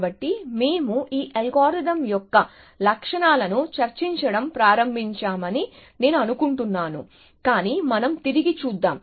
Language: Telugu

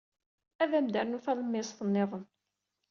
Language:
Kabyle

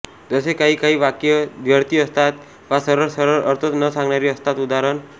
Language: Marathi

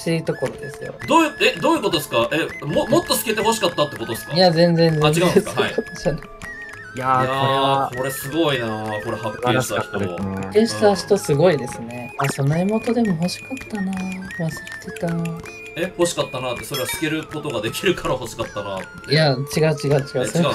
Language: Japanese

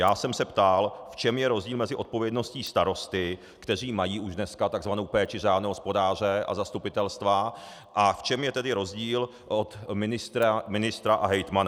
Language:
Czech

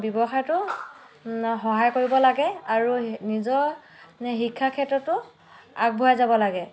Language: Assamese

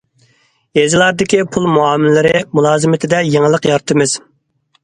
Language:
Uyghur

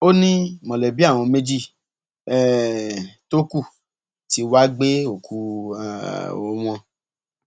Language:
Yoruba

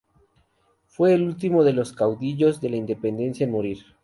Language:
Spanish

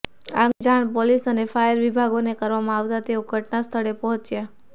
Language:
Gujarati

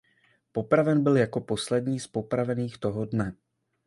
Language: Czech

